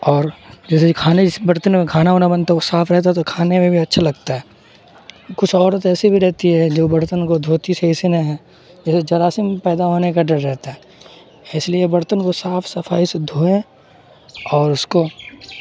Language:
Urdu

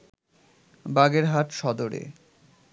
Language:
Bangla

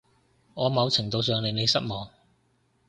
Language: Cantonese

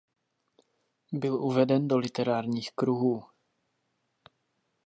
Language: Czech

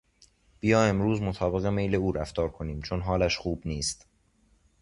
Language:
Persian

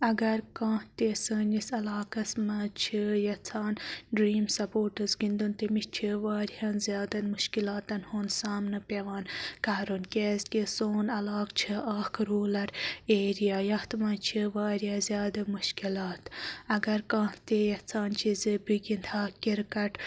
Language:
Kashmiri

